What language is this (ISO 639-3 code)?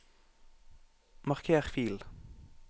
nor